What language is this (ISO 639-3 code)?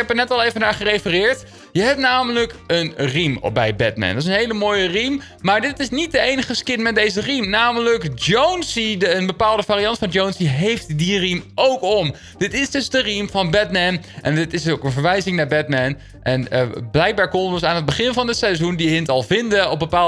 nld